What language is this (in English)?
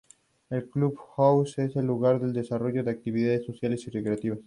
Spanish